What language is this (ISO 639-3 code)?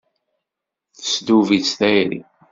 kab